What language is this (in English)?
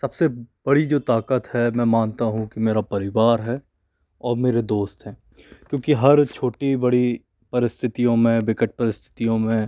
Hindi